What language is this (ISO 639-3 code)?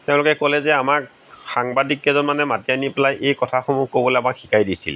asm